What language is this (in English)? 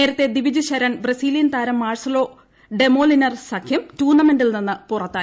Malayalam